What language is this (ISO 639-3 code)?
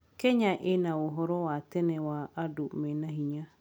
kik